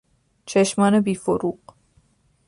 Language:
Persian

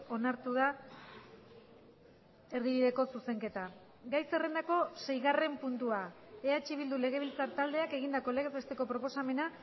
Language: Basque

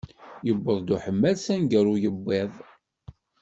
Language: Kabyle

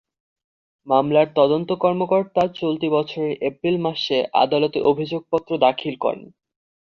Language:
Bangla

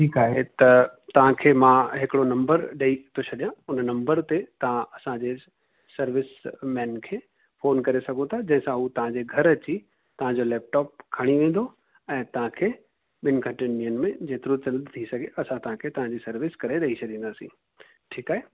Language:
Sindhi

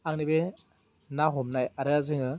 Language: Bodo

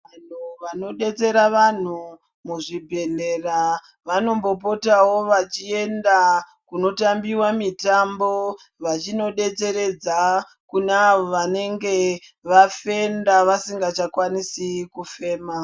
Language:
Ndau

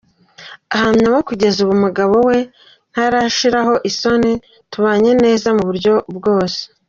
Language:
Kinyarwanda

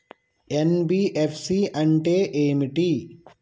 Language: Telugu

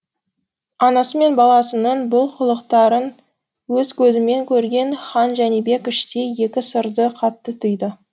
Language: Kazakh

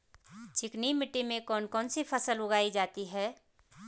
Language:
Hindi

